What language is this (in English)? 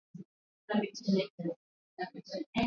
Swahili